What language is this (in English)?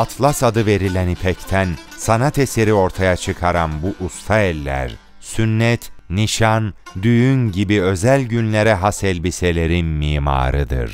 Turkish